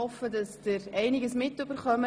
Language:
Swiss German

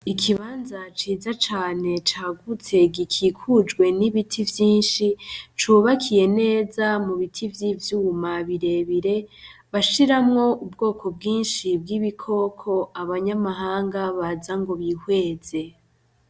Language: Rundi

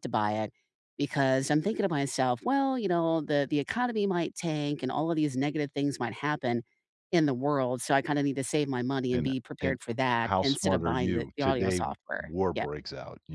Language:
English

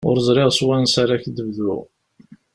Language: Kabyle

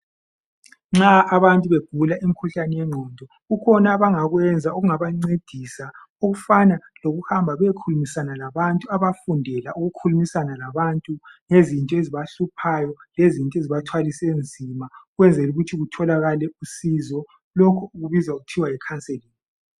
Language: North Ndebele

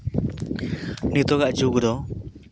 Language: Santali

